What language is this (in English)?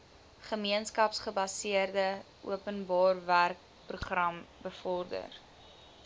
Afrikaans